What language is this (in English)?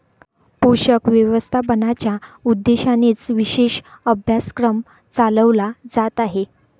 Marathi